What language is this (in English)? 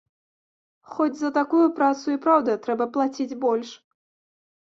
Belarusian